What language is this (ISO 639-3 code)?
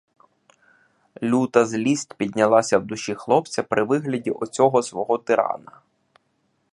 ukr